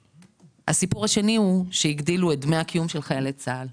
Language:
Hebrew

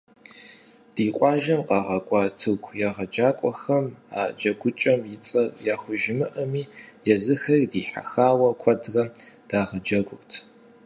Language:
Kabardian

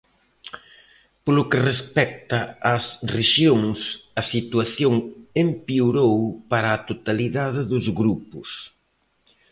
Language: Galician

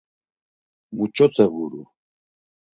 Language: Laz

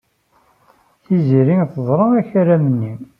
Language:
Kabyle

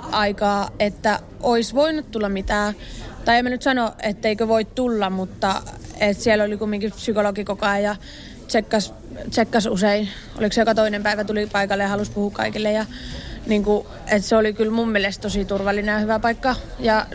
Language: Finnish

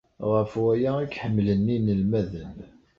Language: Kabyle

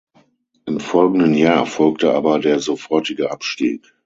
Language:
German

